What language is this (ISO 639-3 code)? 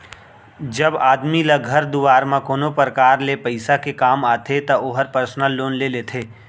hne